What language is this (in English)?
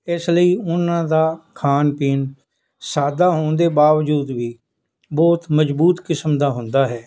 Punjabi